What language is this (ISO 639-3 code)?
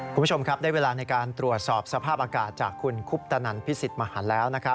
tha